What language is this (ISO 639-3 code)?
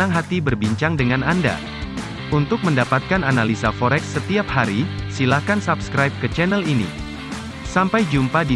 ind